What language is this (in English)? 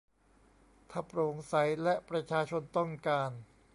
Thai